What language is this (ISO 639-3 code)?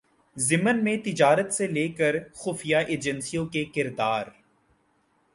urd